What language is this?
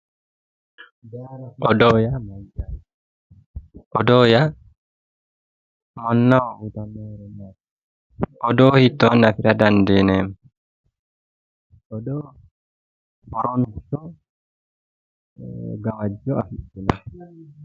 Sidamo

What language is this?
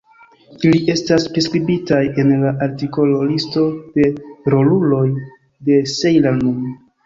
Esperanto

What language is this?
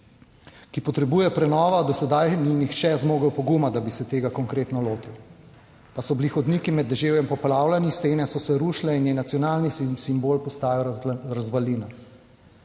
Slovenian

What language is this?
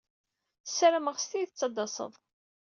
Kabyle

